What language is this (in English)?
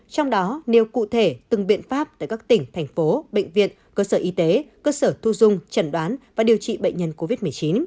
Vietnamese